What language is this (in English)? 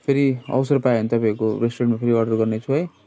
Nepali